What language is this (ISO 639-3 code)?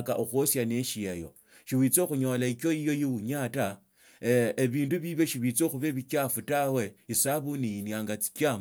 lto